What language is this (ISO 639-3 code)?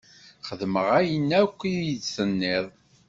kab